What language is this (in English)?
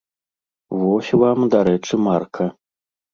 Belarusian